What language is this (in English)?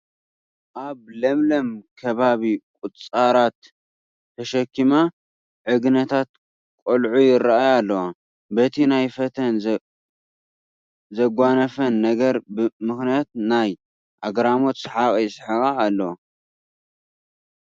Tigrinya